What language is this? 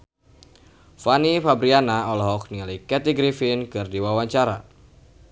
Sundanese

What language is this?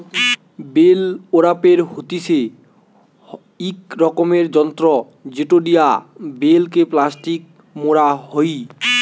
Bangla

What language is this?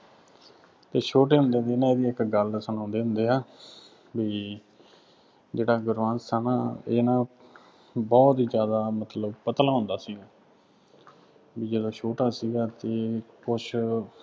Punjabi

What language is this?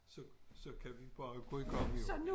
Danish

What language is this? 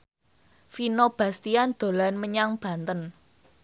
Javanese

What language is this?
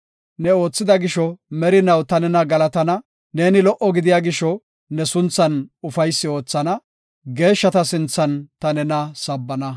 Gofa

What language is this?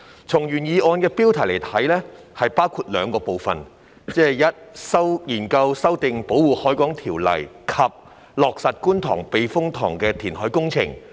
Cantonese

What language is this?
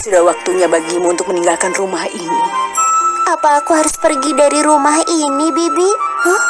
Indonesian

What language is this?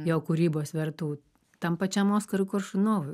Lithuanian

